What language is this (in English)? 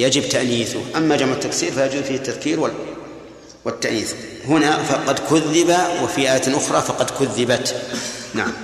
Arabic